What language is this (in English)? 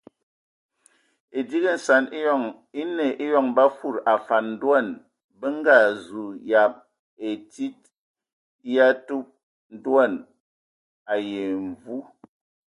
Ewondo